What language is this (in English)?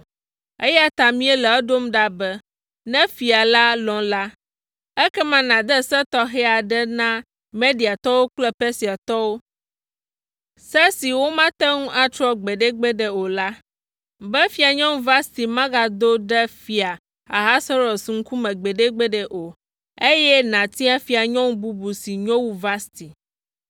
Ewe